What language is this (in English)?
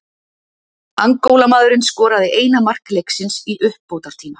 Icelandic